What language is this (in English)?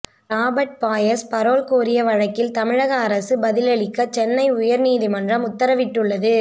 Tamil